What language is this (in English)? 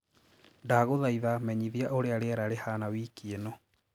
Kikuyu